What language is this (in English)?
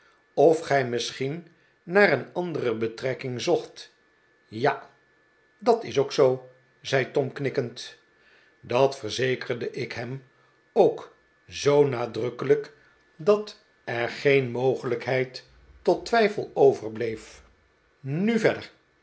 Dutch